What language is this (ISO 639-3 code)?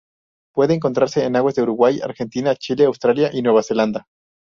spa